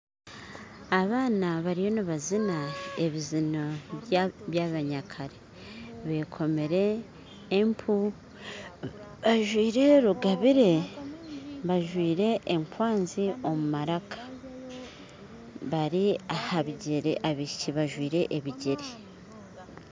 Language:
Nyankole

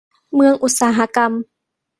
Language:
Thai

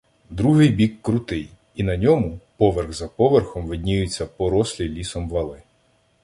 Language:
Ukrainian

